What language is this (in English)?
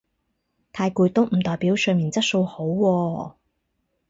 Cantonese